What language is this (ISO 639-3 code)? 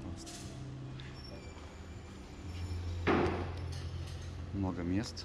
rus